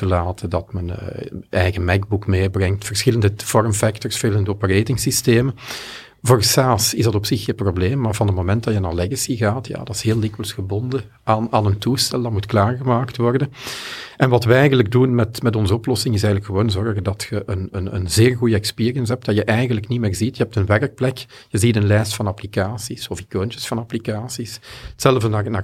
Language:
Dutch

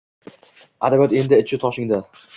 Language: Uzbek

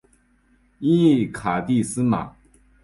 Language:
Chinese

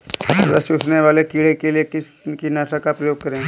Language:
Hindi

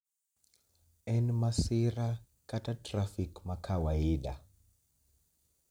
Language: Luo (Kenya and Tanzania)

